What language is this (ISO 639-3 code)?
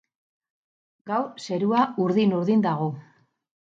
eus